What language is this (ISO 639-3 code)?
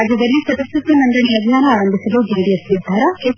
kan